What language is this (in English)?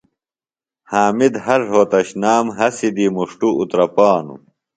Phalura